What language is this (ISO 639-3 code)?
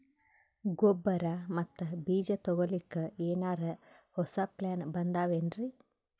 kan